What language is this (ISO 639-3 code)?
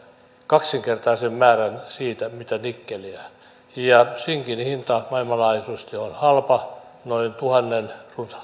fin